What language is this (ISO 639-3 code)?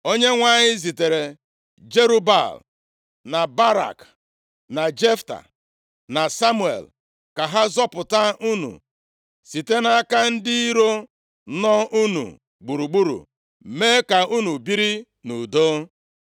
ibo